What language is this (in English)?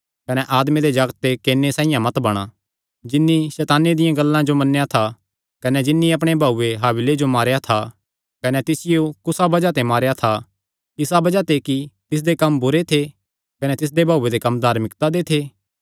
Kangri